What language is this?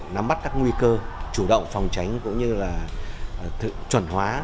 Vietnamese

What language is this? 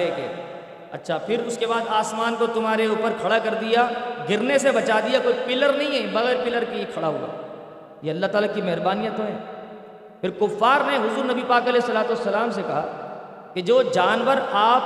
Urdu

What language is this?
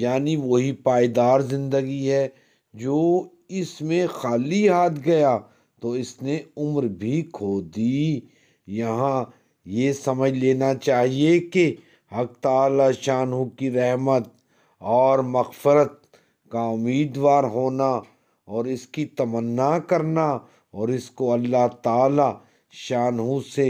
Arabic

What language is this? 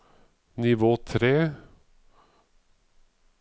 Norwegian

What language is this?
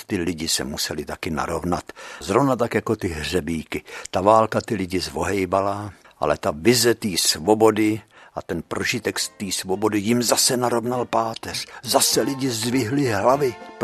Czech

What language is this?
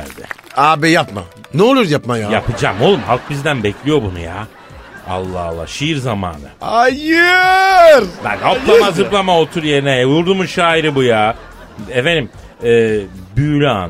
Turkish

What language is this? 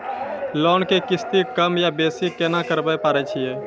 Maithili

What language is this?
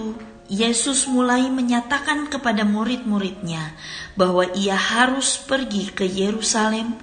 Indonesian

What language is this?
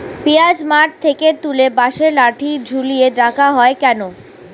Bangla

